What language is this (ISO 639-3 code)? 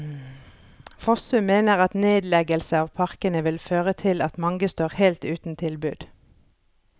nor